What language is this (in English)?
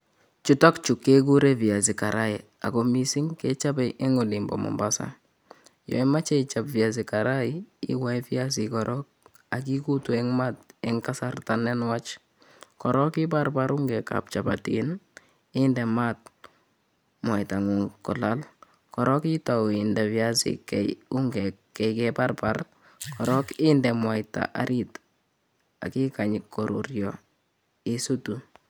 Kalenjin